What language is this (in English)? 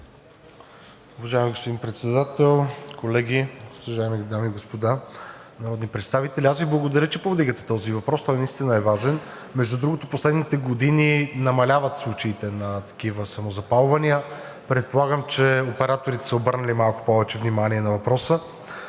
Bulgarian